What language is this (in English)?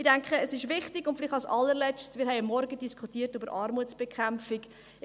Swiss German